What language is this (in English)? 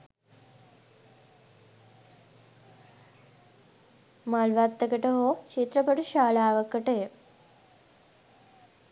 Sinhala